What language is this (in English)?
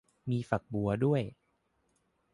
Thai